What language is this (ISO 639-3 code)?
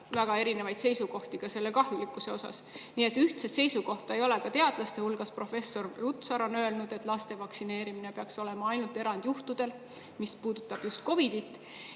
est